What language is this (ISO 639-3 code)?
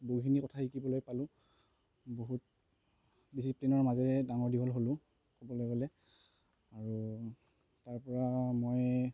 asm